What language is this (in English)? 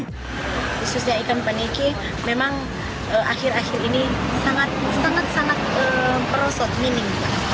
Indonesian